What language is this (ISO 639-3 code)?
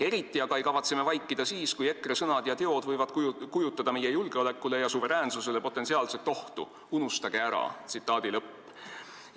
est